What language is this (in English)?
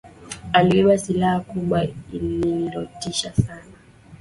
Swahili